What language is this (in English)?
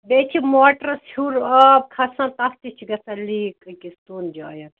Kashmiri